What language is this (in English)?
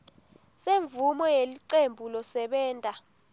Swati